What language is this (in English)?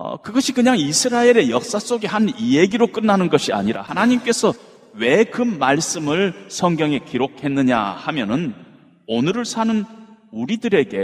Korean